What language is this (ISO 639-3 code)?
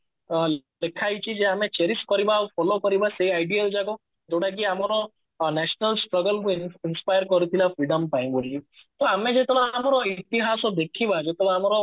ori